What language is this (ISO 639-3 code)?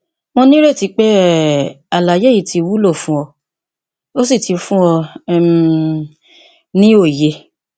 yor